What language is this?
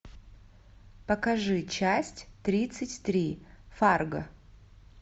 Russian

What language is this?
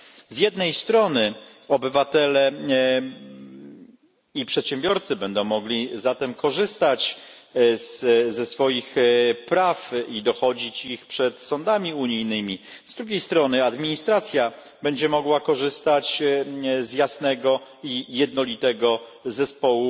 Polish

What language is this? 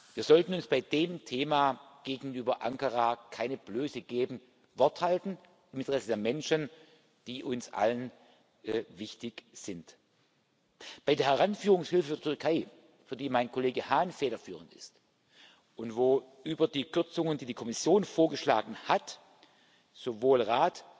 German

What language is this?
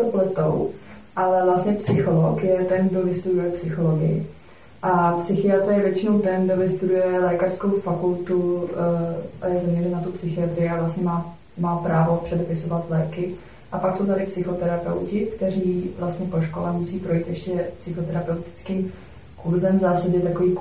Czech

